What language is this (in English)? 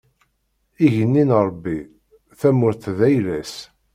Kabyle